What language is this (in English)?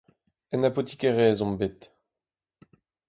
Breton